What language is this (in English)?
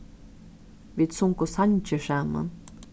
Faroese